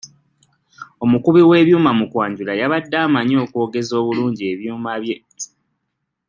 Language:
Ganda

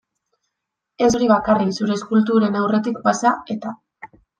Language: Basque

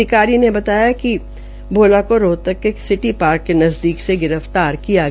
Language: Hindi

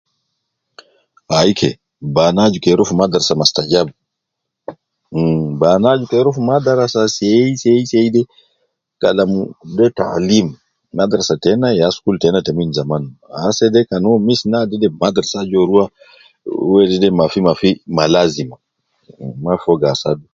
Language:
Nubi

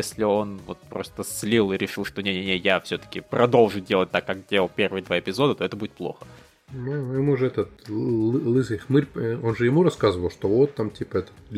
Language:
Russian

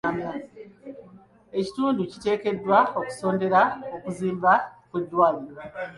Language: Ganda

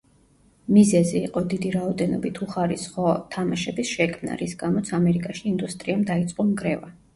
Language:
Georgian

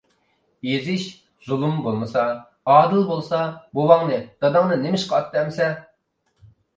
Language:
Uyghur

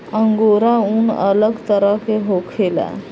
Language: Bhojpuri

